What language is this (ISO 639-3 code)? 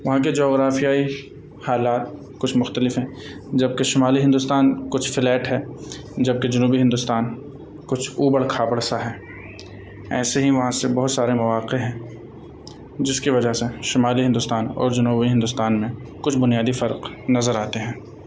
urd